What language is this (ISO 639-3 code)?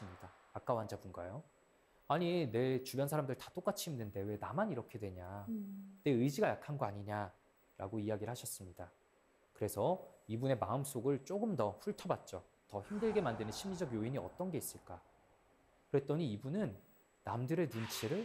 kor